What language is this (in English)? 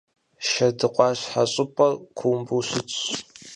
Kabardian